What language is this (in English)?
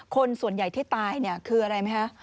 Thai